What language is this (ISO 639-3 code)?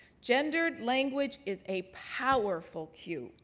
eng